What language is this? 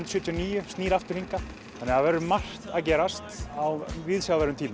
Icelandic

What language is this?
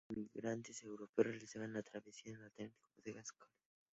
Spanish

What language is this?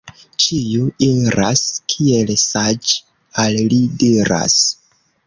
Esperanto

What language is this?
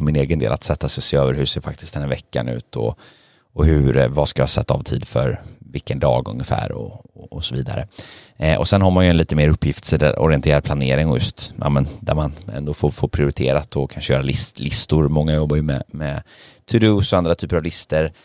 Swedish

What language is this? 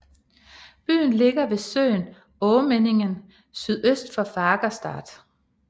Danish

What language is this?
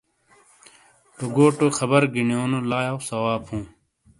Shina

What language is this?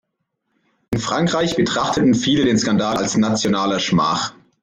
German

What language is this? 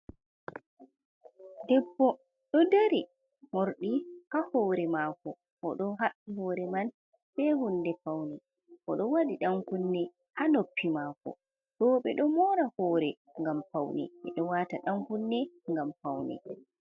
Fula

